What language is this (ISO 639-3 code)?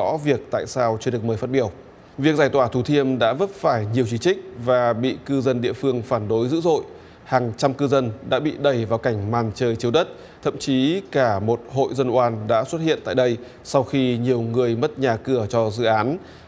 vie